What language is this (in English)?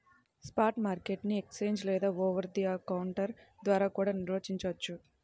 Telugu